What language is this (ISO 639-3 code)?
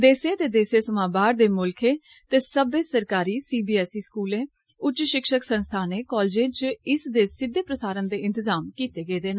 doi